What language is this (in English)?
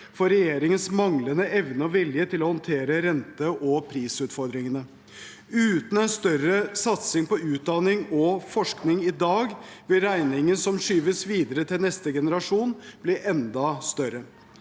Norwegian